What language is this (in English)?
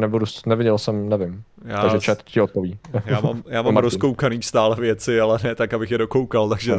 Czech